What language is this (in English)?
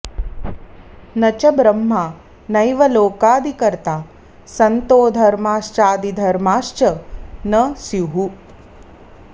Sanskrit